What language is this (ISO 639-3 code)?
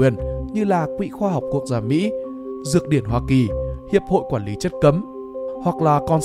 vie